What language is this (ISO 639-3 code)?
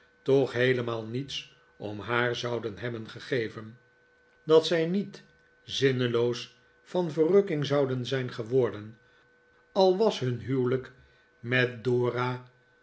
nld